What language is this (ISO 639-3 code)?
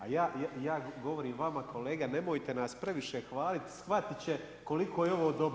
hrv